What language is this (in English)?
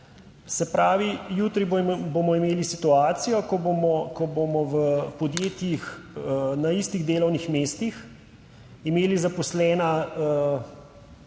Slovenian